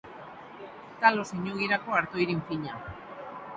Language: Basque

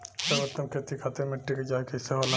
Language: Bhojpuri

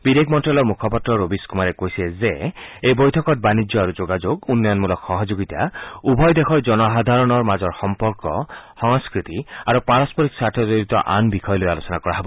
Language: Assamese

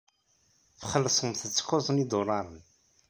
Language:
Kabyle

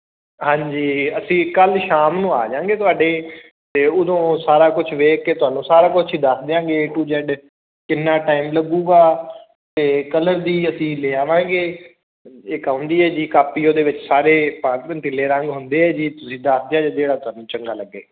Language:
Punjabi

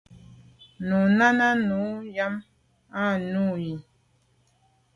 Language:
Medumba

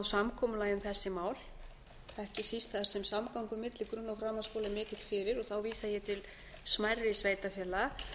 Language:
Icelandic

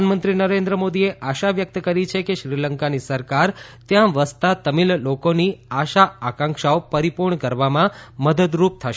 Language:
Gujarati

